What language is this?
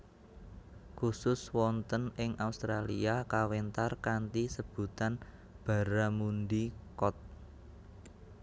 Javanese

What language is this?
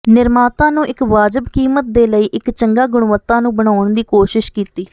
Punjabi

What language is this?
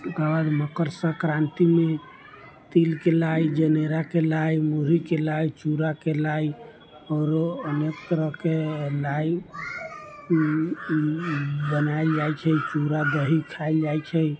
Maithili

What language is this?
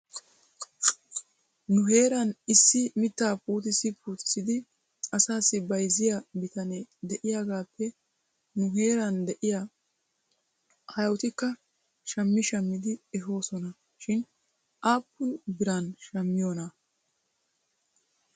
Wolaytta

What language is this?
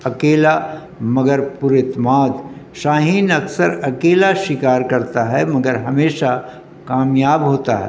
Urdu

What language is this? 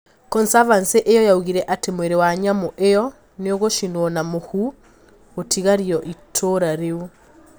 Kikuyu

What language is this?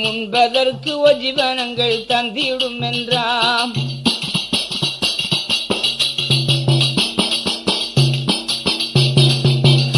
Tamil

